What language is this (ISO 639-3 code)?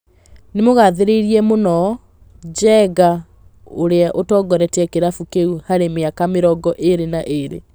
kik